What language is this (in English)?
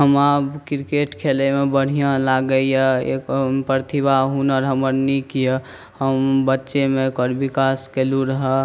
Maithili